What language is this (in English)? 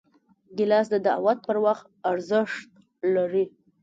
Pashto